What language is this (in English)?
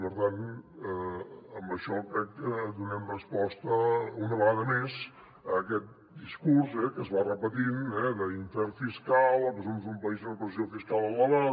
Catalan